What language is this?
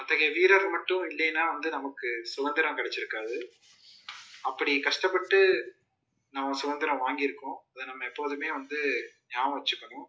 Tamil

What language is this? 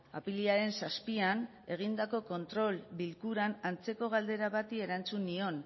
Basque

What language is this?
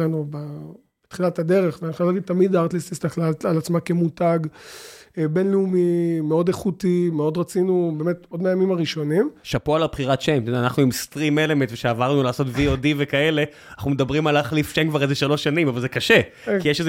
Hebrew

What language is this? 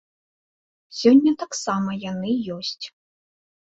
Belarusian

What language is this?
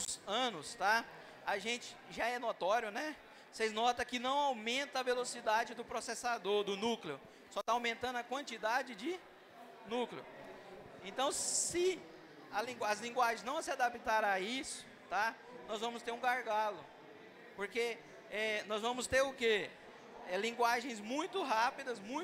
Portuguese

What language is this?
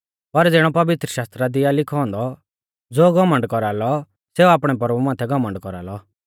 Mahasu Pahari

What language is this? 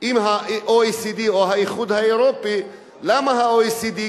Hebrew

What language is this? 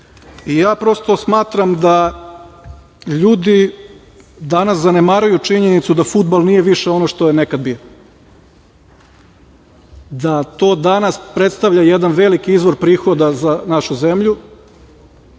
Serbian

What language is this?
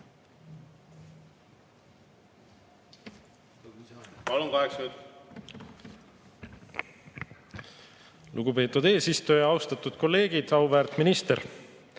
Estonian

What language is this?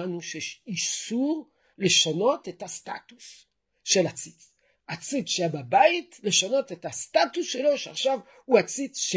Hebrew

